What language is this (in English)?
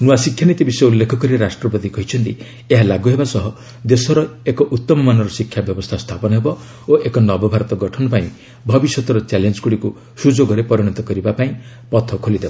Odia